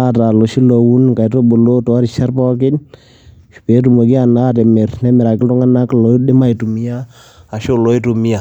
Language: Masai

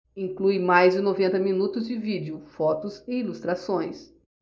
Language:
Portuguese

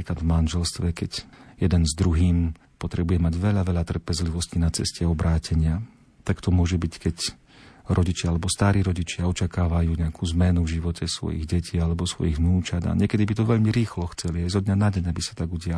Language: Slovak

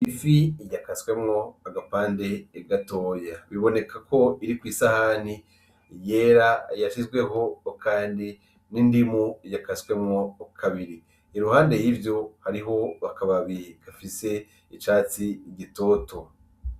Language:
Rundi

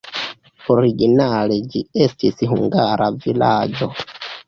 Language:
Esperanto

